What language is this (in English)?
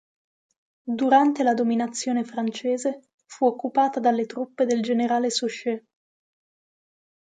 Italian